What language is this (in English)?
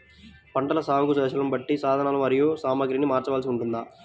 Telugu